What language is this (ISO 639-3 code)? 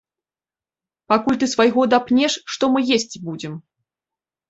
bel